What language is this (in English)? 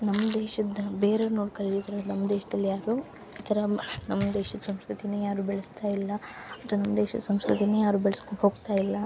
Kannada